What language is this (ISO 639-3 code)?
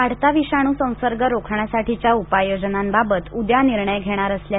mar